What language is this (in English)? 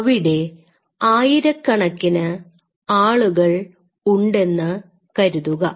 Malayalam